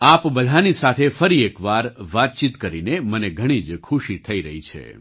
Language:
Gujarati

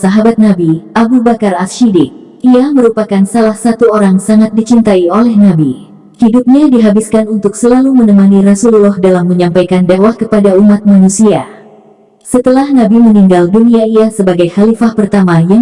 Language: Indonesian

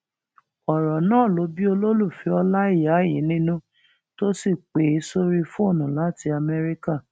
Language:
Yoruba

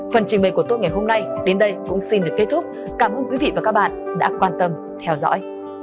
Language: Vietnamese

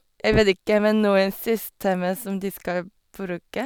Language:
Norwegian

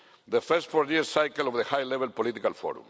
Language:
English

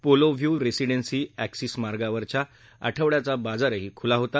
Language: Marathi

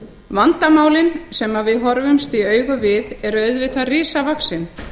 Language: Icelandic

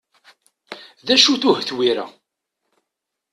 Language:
Kabyle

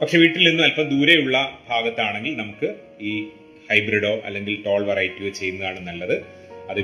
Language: Malayalam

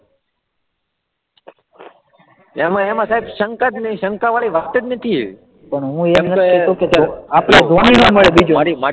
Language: Gujarati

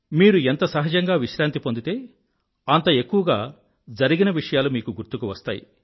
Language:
Telugu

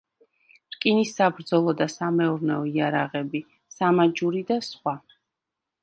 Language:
Georgian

